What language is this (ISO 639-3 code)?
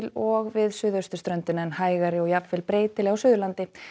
isl